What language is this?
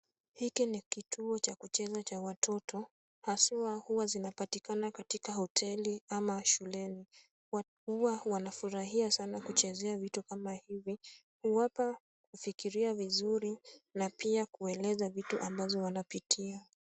Swahili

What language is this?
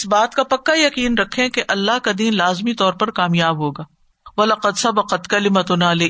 Urdu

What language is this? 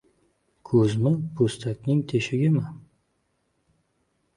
Uzbek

